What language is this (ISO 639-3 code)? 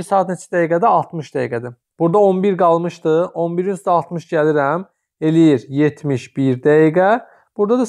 tur